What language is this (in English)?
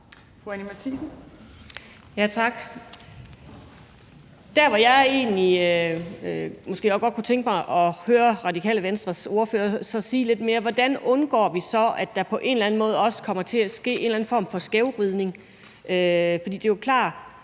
Danish